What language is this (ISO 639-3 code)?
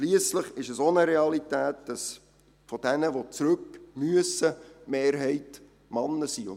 gsw